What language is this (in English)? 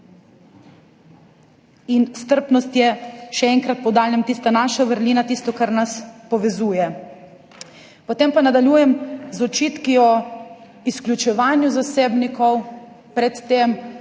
Slovenian